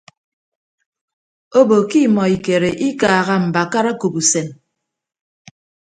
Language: Ibibio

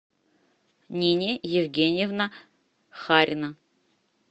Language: Russian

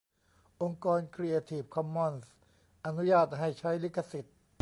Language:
Thai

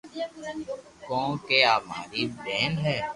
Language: Loarki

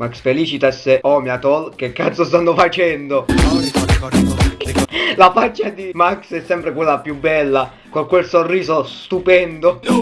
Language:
Italian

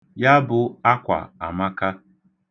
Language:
Igbo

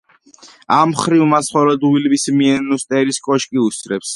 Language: Georgian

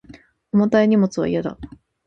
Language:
Japanese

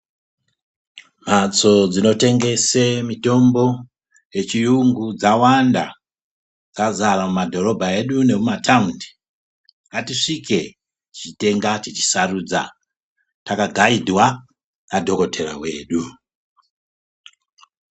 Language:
Ndau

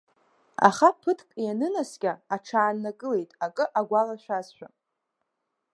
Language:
Abkhazian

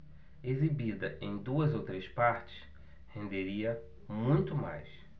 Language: Portuguese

